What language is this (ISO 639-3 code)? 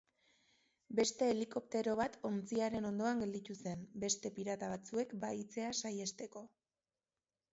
eus